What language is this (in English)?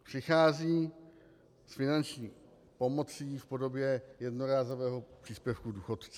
Czech